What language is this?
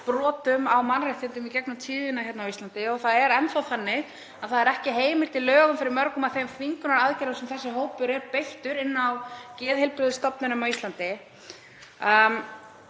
Icelandic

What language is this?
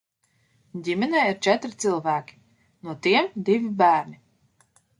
Latvian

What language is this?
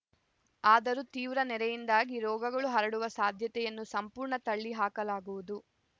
Kannada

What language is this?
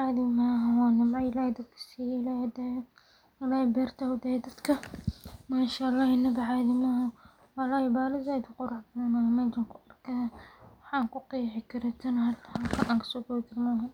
Somali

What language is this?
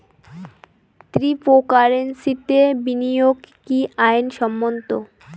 Bangla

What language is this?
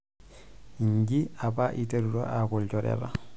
Masai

